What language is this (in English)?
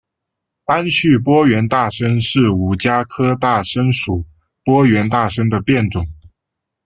Chinese